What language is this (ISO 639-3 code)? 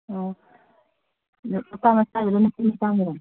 mni